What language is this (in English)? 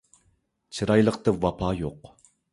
Uyghur